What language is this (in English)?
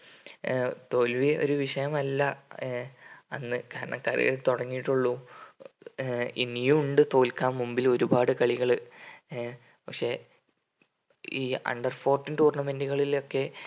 Malayalam